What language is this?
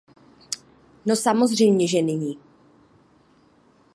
Czech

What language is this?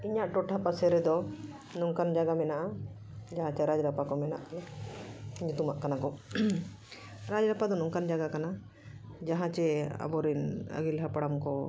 Santali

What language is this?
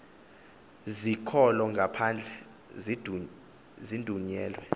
Xhosa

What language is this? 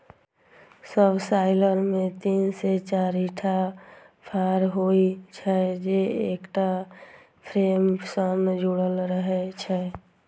Maithili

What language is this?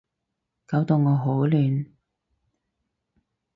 Cantonese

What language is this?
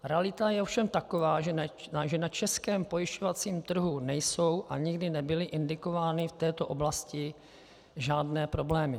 Czech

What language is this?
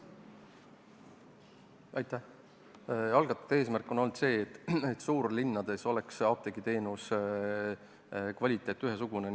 Estonian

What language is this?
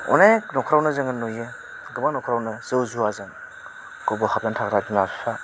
Bodo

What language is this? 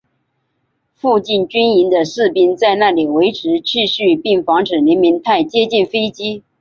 Chinese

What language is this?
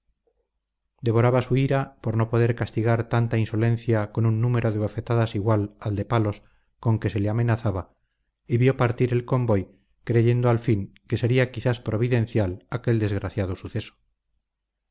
Spanish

